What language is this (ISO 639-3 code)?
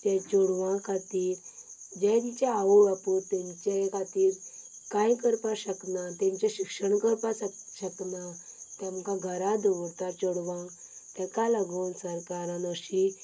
kok